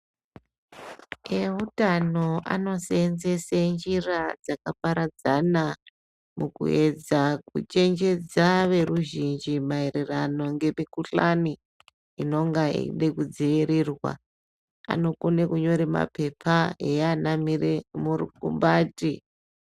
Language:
Ndau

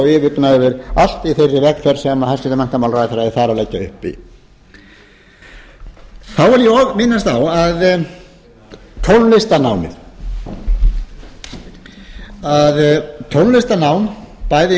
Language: Icelandic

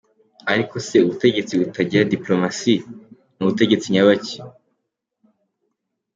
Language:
Kinyarwanda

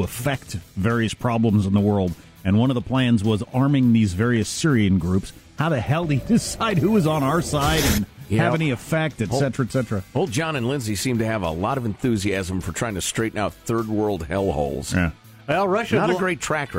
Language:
English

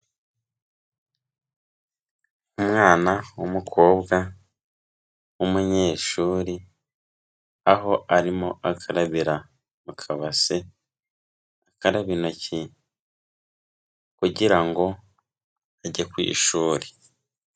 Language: Kinyarwanda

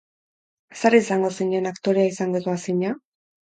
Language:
Basque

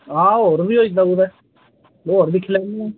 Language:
Dogri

